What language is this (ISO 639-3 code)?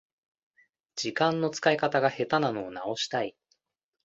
jpn